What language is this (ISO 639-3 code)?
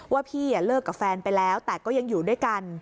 tha